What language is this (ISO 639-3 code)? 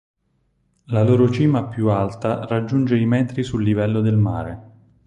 ita